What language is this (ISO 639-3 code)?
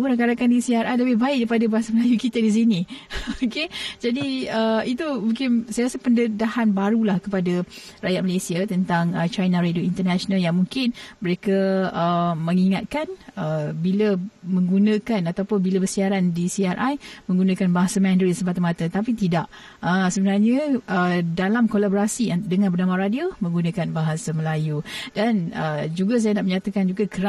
msa